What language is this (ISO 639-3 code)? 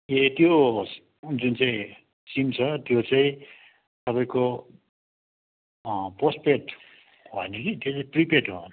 nep